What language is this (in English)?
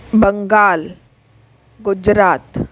Sindhi